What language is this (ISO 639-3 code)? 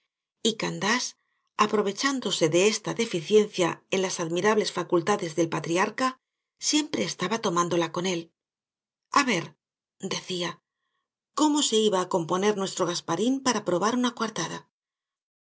spa